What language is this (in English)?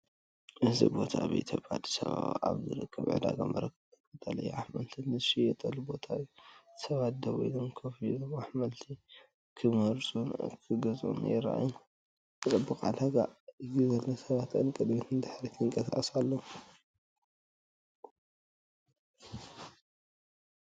Tigrinya